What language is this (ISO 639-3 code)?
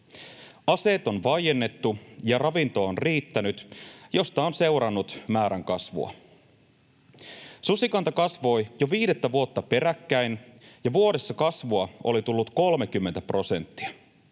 fin